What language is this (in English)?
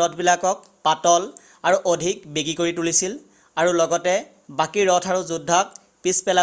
Assamese